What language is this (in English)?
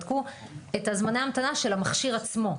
Hebrew